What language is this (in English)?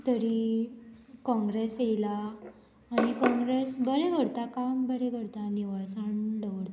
Konkani